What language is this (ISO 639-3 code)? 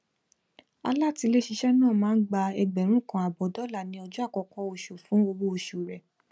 yor